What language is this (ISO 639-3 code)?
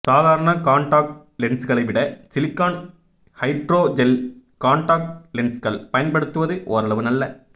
tam